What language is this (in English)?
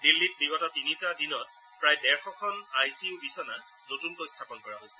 Assamese